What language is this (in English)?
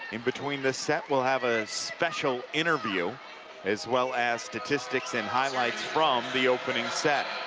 English